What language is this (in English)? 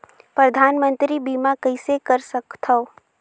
Chhattisgarhi